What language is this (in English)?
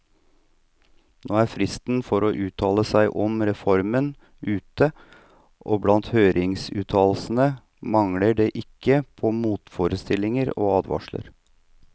Norwegian